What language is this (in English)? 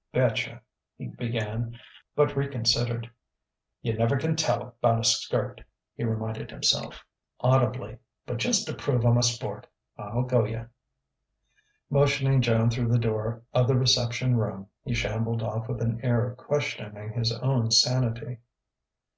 English